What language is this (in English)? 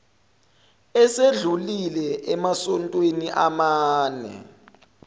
Zulu